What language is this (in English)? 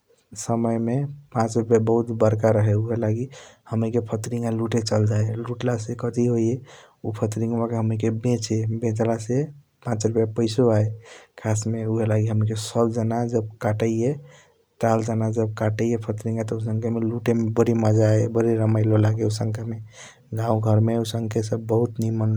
Kochila Tharu